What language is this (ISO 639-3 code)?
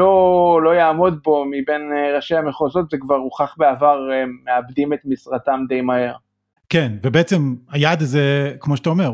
heb